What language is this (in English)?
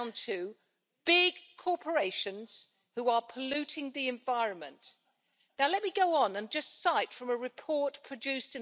Spanish